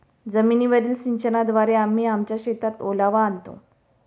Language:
Marathi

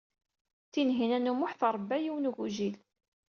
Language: Kabyle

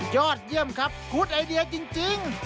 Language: Thai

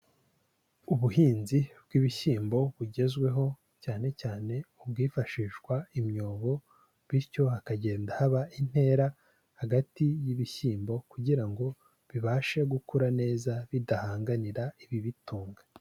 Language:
Kinyarwanda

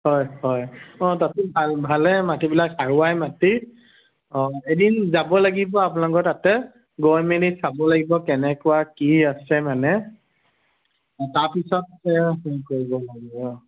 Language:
Assamese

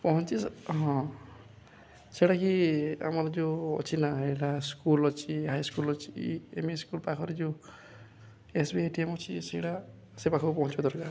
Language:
Odia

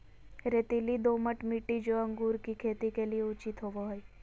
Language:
Magahi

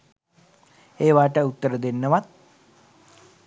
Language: Sinhala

